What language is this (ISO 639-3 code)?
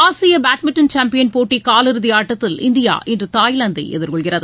tam